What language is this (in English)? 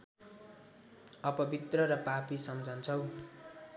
Nepali